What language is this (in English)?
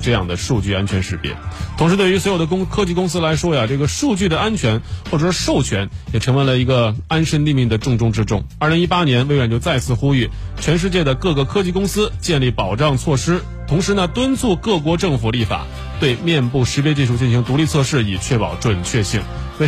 Chinese